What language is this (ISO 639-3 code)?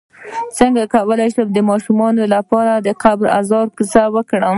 pus